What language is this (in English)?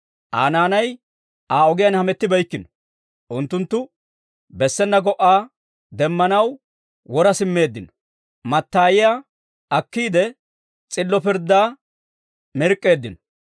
Dawro